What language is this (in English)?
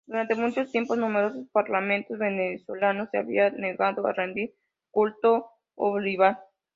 Spanish